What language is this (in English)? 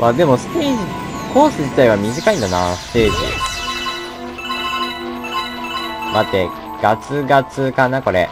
Japanese